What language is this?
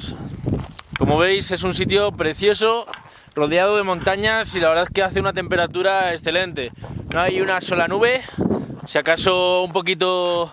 Spanish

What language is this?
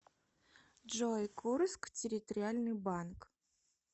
Russian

